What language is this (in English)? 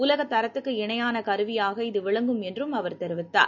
Tamil